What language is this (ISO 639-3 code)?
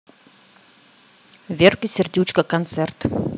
rus